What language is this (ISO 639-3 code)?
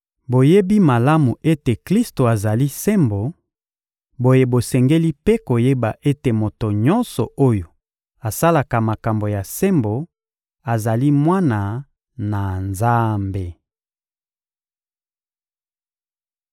lin